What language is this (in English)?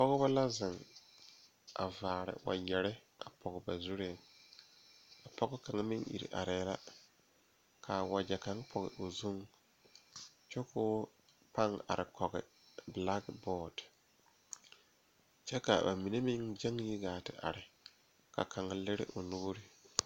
Southern Dagaare